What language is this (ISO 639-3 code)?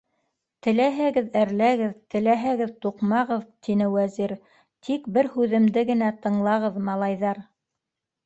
bak